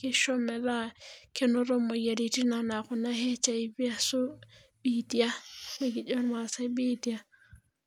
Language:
Masai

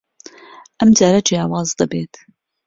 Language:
Central Kurdish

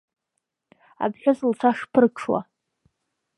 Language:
Abkhazian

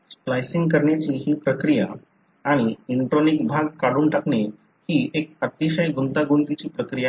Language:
Marathi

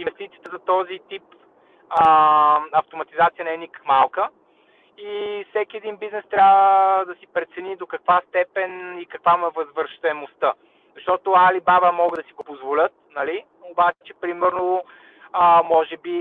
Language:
Bulgarian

